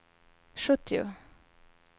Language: Swedish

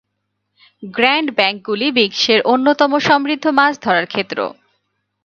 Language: Bangla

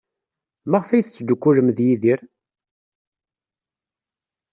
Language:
Kabyle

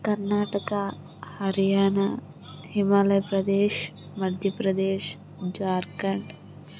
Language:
Telugu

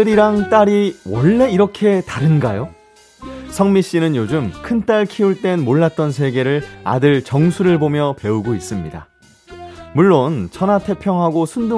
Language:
Korean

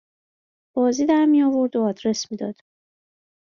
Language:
Persian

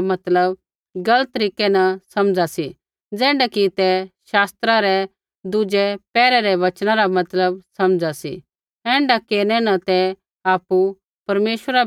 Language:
Kullu Pahari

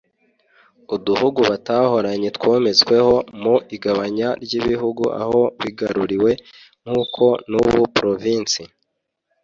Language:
Kinyarwanda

